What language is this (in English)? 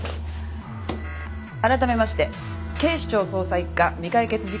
Japanese